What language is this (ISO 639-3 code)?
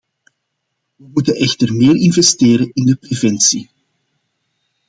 nld